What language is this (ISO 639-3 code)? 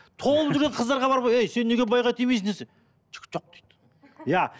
kaz